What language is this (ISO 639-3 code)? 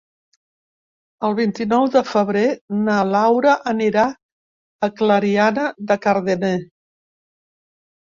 cat